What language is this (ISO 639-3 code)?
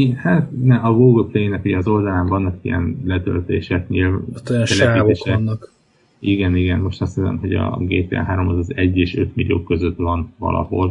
hun